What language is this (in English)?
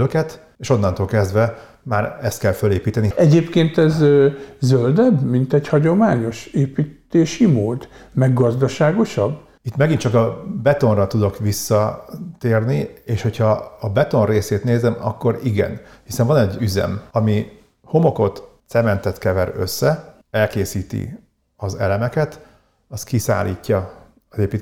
Hungarian